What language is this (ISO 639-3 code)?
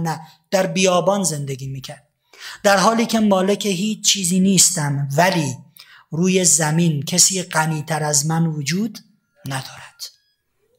fas